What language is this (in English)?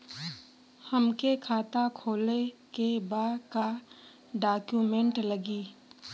Bhojpuri